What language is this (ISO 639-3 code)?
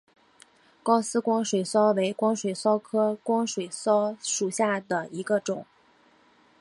zho